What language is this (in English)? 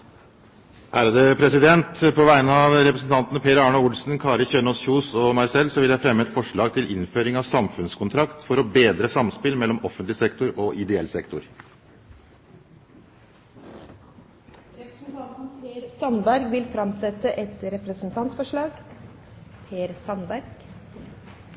Norwegian